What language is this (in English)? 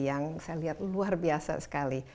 Indonesian